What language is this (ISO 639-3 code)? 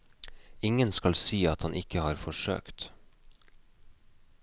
nor